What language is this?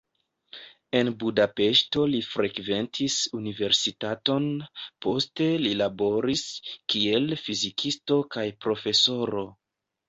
Esperanto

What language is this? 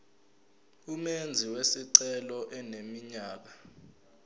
Zulu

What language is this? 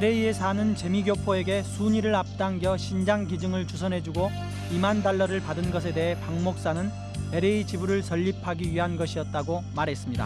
Korean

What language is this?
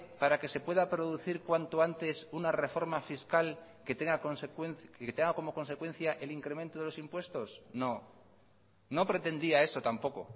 Spanish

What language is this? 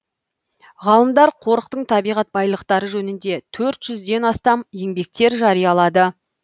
Kazakh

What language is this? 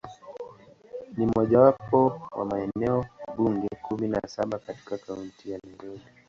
Swahili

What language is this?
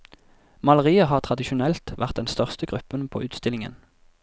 Norwegian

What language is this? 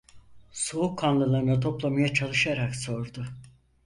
Turkish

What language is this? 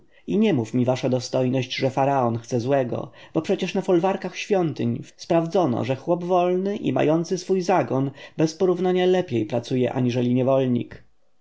Polish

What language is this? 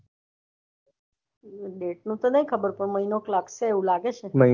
Gujarati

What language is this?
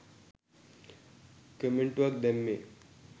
Sinhala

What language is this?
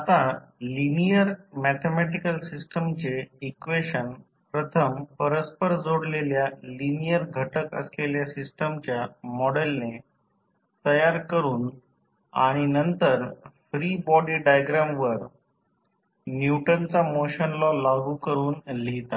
Marathi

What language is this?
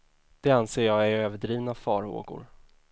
Swedish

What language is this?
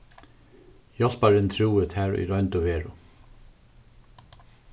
Faroese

